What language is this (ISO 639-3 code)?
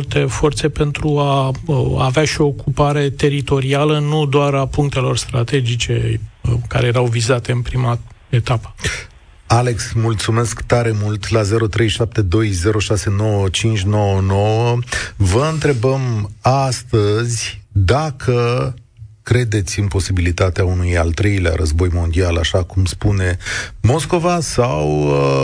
ron